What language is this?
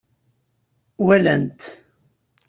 Kabyle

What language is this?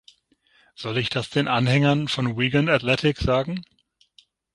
German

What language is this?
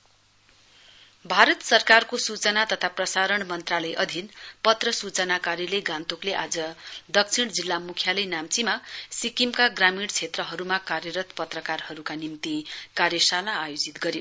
Nepali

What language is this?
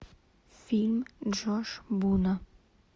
Russian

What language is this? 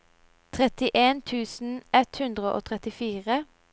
Norwegian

